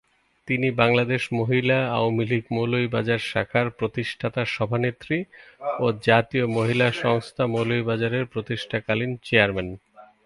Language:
Bangla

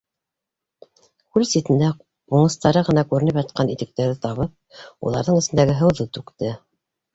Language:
Bashkir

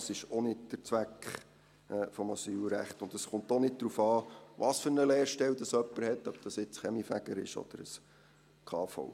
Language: Swiss German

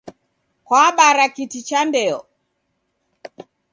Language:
Taita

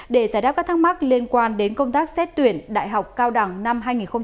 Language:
Vietnamese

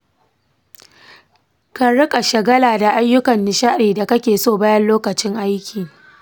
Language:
Hausa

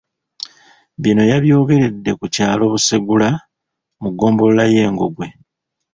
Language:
Ganda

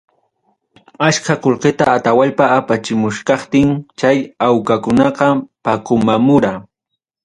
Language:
Ayacucho Quechua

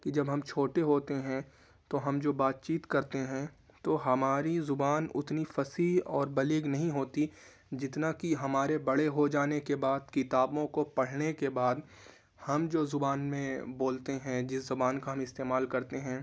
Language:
Urdu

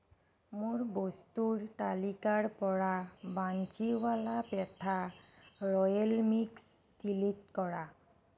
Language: Assamese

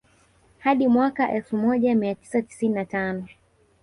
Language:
Swahili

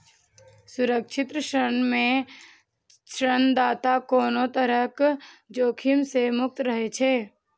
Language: Maithili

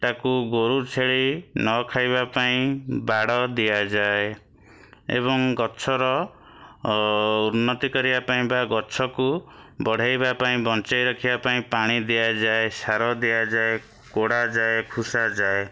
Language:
Odia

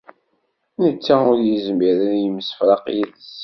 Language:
Kabyle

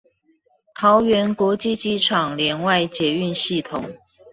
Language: Chinese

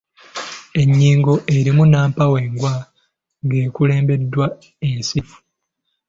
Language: Ganda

